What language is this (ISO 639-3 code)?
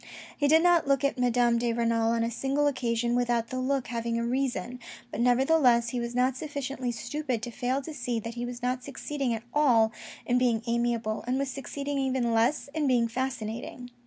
eng